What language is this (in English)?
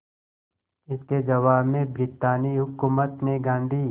Hindi